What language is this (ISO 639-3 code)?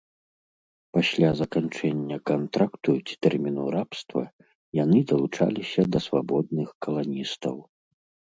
bel